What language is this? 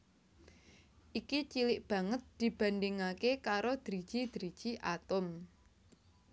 Javanese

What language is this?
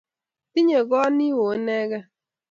Kalenjin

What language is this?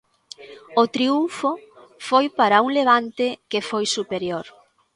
Galician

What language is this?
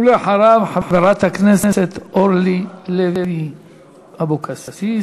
Hebrew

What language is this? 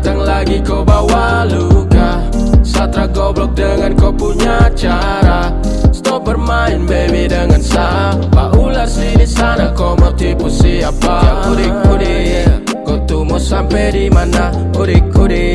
Indonesian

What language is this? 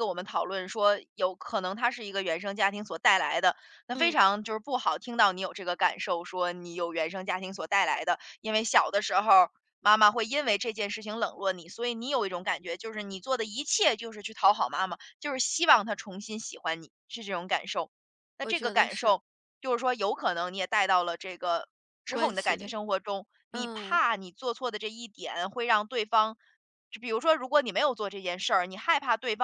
Chinese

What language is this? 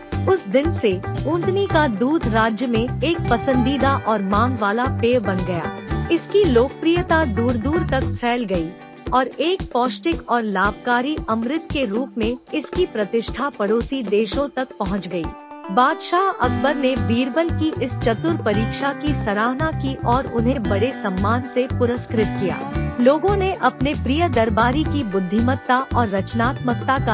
Hindi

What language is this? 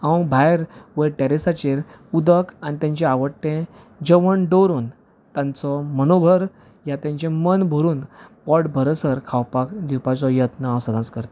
Konkani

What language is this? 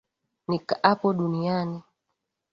Swahili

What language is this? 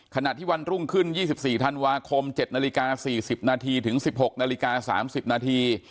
Thai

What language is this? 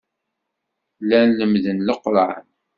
Kabyle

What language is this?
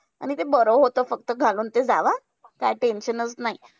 Marathi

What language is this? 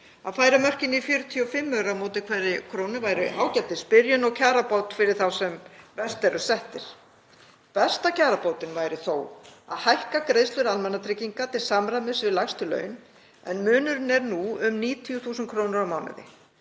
Icelandic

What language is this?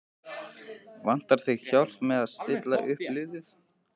Icelandic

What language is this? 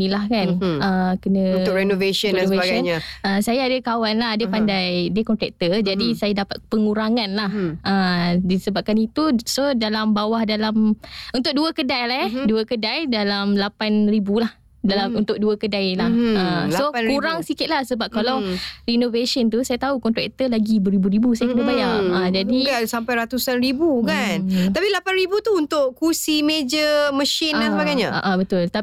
Malay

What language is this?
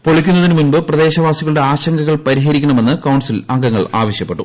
Malayalam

